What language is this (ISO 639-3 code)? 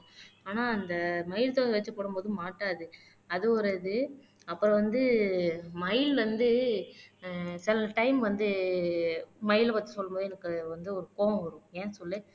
tam